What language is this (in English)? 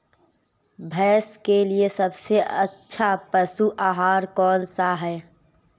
Hindi